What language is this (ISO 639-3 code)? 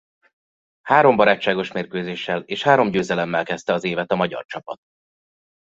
hun